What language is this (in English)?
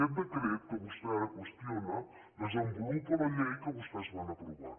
Catalan